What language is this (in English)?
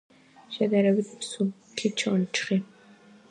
Georgian